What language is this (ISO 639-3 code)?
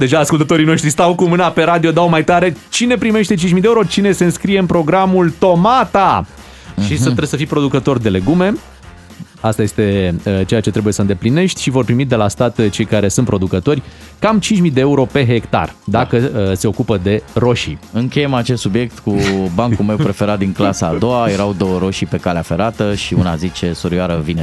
ron